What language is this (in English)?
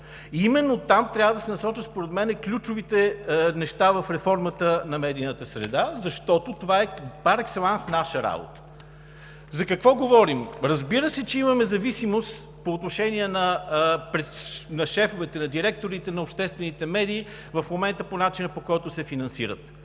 Bulgarian